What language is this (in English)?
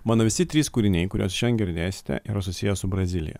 Lithuanian